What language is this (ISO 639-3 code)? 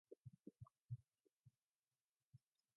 mon